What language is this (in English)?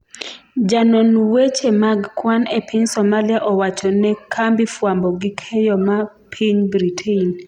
Luo (Kenya and Tanzania)